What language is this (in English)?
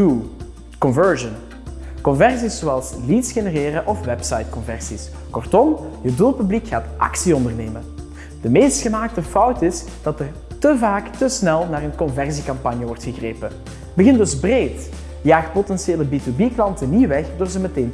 Dutch